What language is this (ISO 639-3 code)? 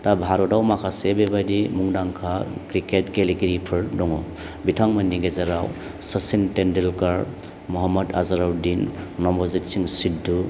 brx